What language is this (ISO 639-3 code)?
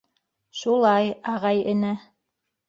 bak